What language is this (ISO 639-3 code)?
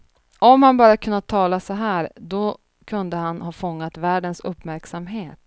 swe